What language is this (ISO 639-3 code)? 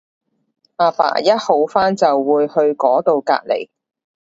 yue